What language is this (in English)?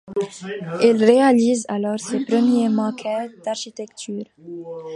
French